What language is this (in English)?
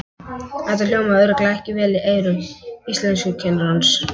Icelandic